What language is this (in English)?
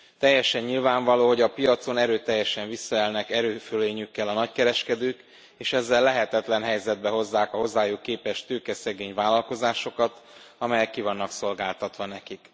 Hungarian